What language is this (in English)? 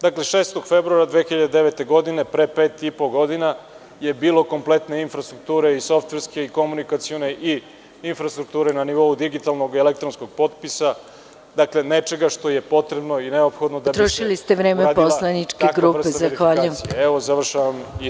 Serbian